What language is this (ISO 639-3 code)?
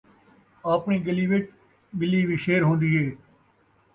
skr